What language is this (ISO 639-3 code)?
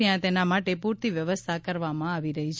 guj